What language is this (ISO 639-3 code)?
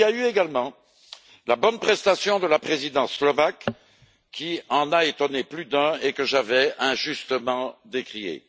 fra